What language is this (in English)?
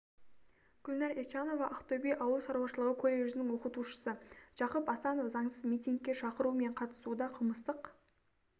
Kazakh